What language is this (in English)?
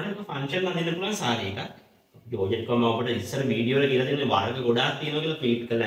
Indonesian